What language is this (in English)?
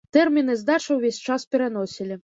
Belarusian